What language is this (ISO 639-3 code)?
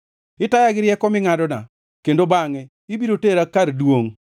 luo